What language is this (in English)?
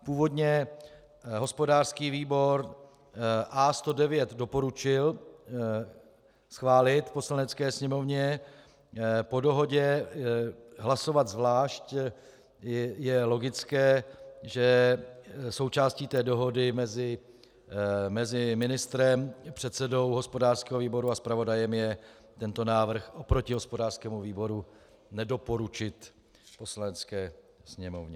Czech